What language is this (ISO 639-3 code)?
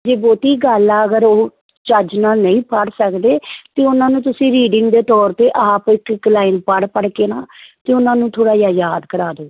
pan